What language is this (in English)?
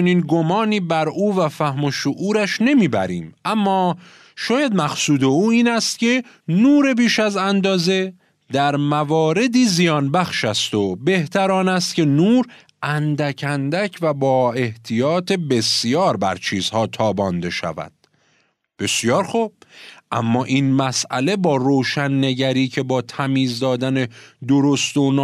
Persian